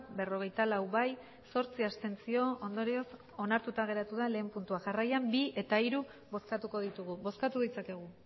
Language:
Basque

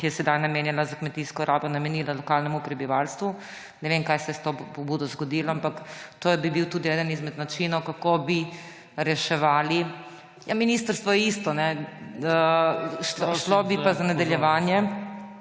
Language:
Slovenian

